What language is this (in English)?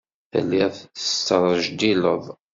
Kabyle